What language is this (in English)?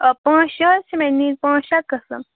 Kashmiri